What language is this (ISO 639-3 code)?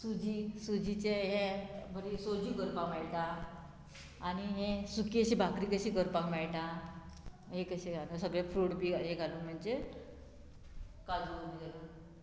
kok